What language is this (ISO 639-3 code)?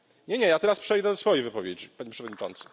pol